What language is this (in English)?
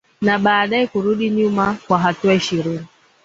Swahili